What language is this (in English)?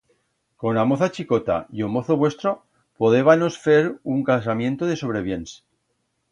Aragonese